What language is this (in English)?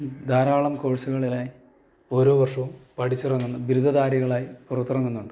Malayalam